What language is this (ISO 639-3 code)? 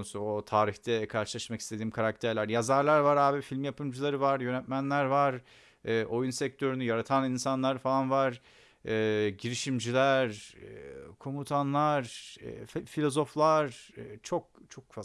tur